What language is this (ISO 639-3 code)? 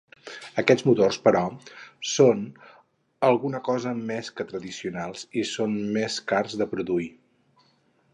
cat